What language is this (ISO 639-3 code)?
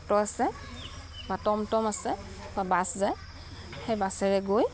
asm